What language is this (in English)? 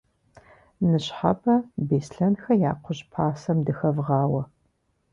Kabardian